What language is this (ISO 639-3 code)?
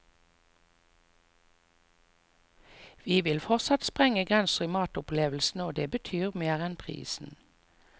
nor